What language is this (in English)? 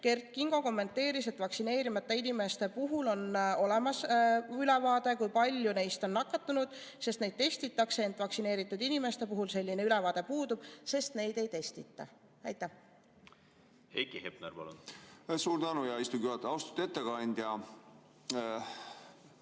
Estonian